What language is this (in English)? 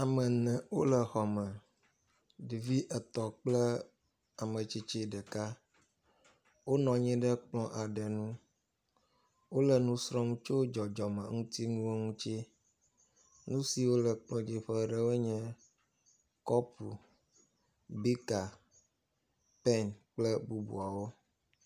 Ewe